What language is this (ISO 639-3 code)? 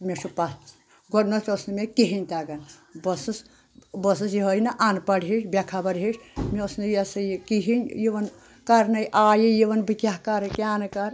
kas